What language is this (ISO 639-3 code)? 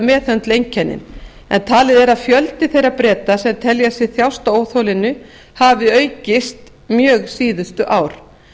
isl